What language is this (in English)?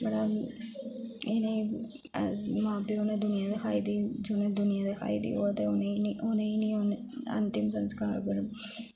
Dogri